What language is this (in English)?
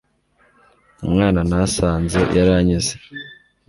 Kinyarwanda